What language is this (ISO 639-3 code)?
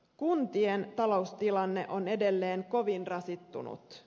fin